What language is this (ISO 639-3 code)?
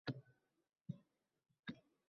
uzb